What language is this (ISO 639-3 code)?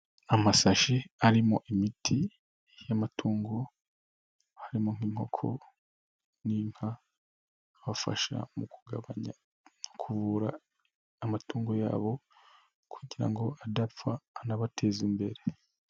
kin